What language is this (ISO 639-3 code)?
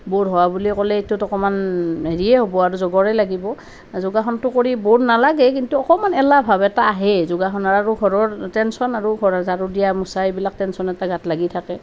asm